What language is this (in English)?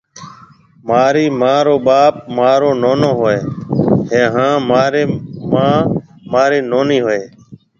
Marwari (Pakistan)